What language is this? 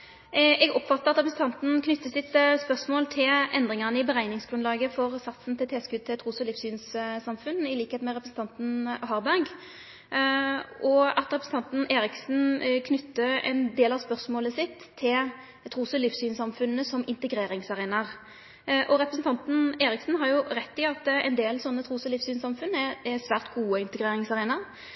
Norwegian Nynorsk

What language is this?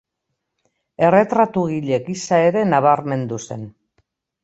Basque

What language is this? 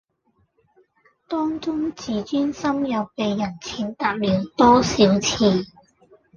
Cantonese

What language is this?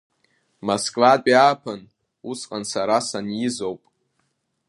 Abkhazian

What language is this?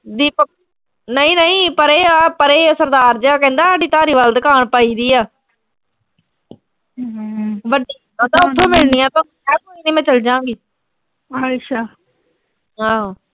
Punjabi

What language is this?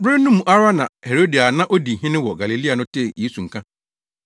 Akan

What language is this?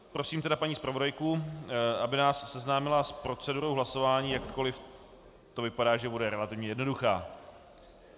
Czech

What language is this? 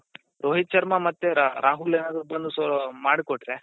Kannada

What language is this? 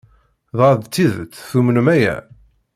Kabyle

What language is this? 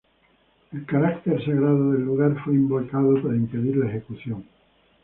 Spanish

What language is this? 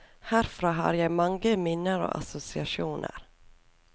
Norwegian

